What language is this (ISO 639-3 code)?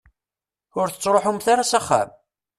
kab